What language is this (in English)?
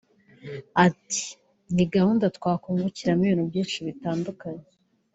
Kinyarwanda